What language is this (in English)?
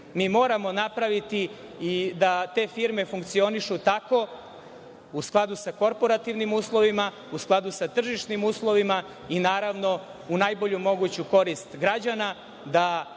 Serbian